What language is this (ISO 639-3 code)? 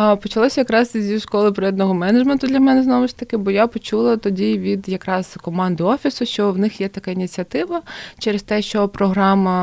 ukr